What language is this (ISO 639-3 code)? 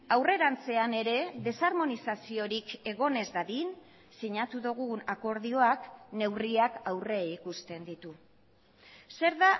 eus